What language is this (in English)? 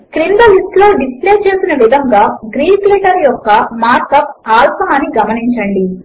Telugu